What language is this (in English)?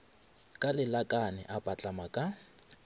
Northern Sotho